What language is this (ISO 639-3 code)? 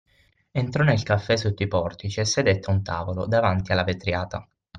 ita